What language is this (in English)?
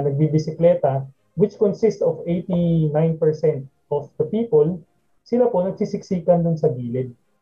Filipino